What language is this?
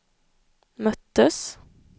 Swedish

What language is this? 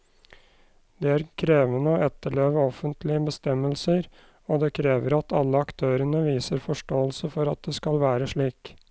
Norwegian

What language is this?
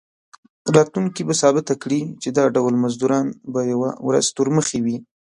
Pashto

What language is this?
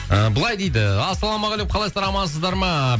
Kazakh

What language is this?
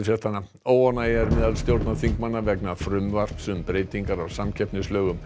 Icelandic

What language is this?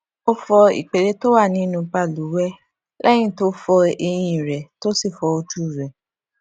Yoruba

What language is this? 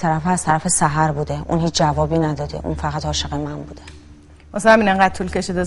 Persian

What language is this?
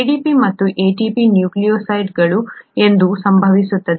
Kannada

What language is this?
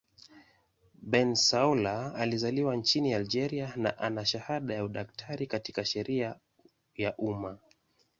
Swahili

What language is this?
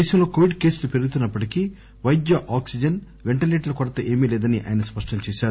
Telugu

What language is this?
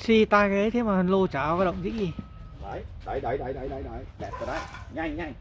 Vietnamese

